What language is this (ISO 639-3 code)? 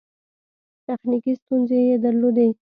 pus